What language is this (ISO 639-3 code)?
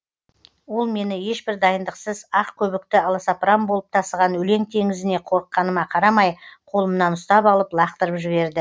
kaz